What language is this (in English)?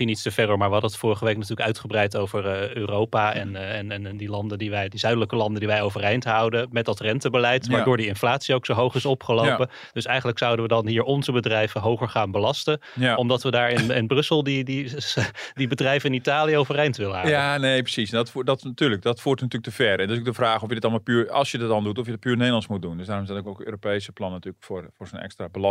Dutch